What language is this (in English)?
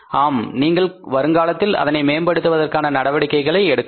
Tamil